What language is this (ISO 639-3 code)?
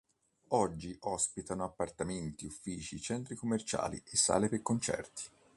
ita